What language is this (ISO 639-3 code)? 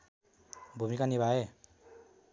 nep